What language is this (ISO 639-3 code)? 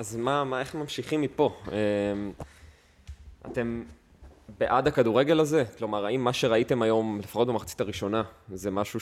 heb